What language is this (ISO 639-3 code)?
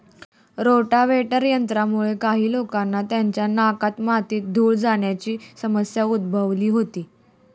mar